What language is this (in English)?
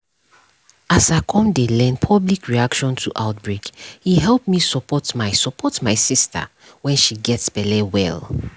Nigerian Pidgin